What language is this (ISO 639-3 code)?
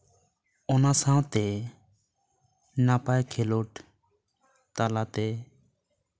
sat